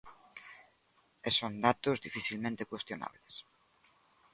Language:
Galician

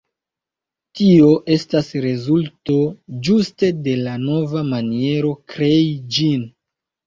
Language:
Esperanto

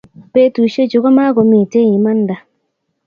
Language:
Kalenjin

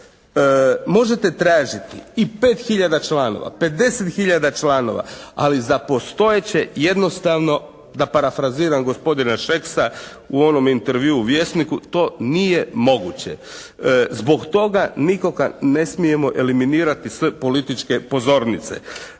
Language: Croatian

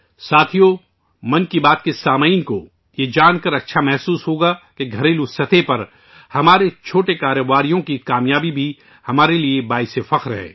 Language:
Urdu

